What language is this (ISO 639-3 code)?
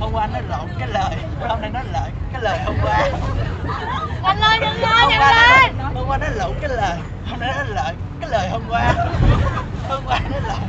vie